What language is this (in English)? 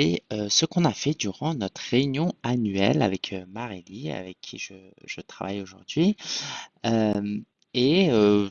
French